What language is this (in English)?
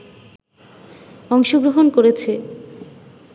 Bangla